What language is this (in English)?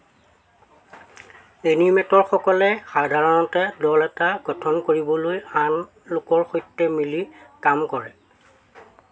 Assamese